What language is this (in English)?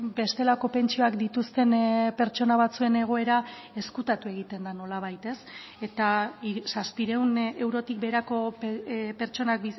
Basque